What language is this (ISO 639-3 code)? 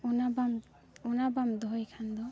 sat